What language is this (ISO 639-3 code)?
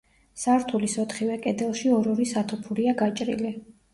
kat